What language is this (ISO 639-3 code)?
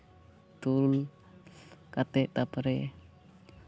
sat